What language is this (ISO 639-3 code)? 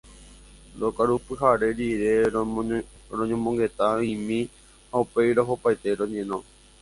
grn